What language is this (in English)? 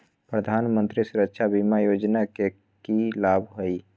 Magahi